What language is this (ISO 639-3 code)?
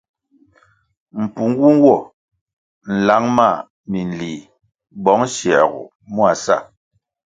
nmg